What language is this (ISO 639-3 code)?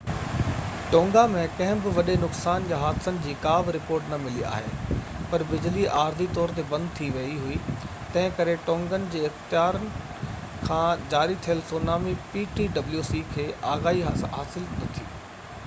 snd